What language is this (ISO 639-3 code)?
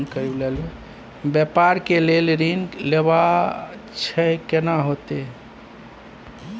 mai